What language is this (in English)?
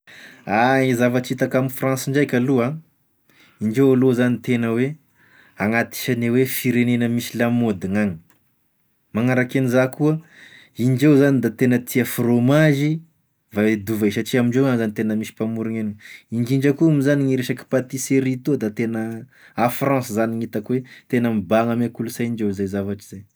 Tesaka Malagasy